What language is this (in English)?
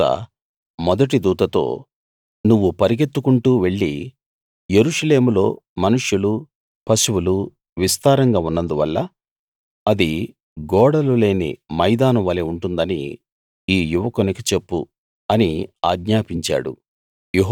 Telugu